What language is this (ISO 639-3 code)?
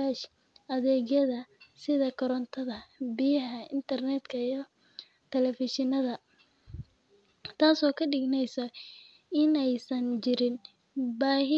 som